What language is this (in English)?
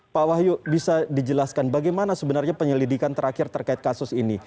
Indonesian